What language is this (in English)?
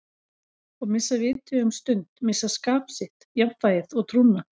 Icelandic